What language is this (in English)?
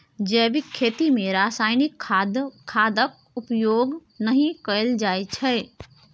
Maithili